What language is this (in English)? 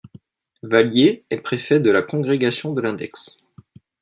French